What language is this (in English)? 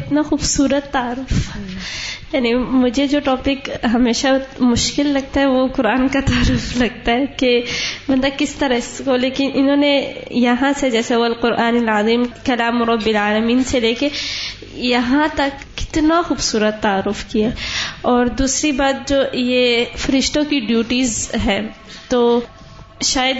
Urdu